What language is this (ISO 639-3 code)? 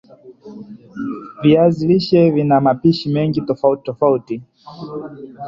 swa